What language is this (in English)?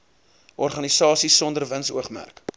Afrikaans